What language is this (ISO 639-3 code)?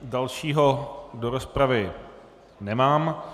ces